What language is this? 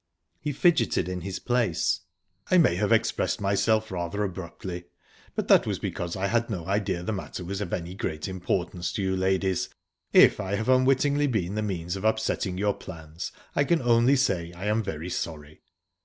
English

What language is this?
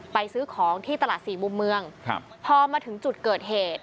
Thai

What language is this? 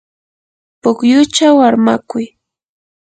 Yanahuanca Pasco Quechua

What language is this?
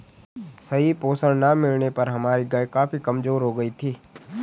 Hindi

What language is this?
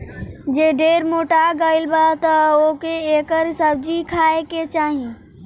Bhojpuri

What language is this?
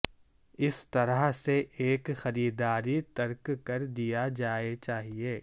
Urdu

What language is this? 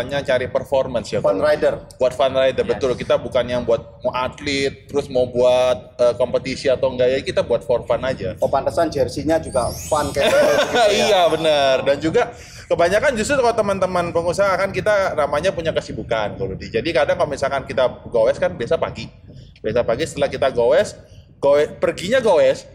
Indonesian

